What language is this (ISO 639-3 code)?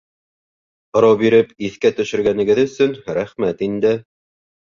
bak